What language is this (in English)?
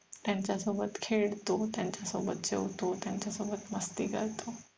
Marathi